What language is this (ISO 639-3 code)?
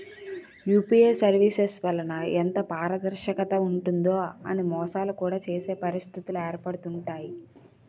tel